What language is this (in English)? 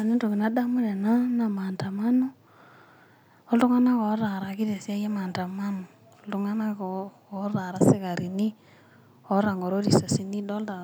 Masai